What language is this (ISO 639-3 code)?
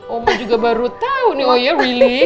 ind